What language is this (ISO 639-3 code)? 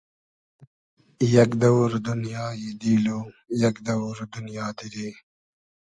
haz